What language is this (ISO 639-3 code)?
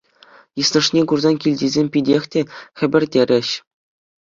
chv